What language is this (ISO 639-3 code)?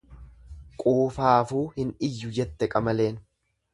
orm